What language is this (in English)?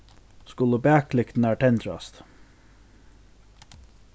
Faroese